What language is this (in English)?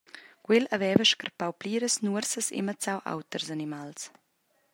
Romansh